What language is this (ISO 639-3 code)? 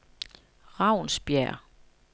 dan